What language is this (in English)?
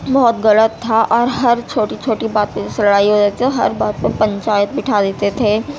Urdu